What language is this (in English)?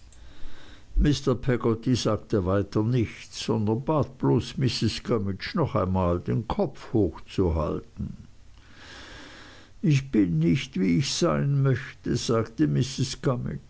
German